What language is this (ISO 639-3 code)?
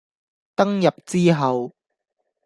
yue